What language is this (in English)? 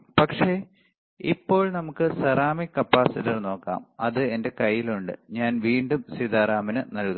Malayalam